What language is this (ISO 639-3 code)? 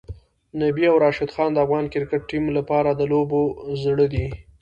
pus